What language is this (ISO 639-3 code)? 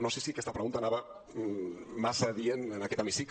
cat